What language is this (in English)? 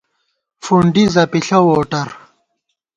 Gawar-Bati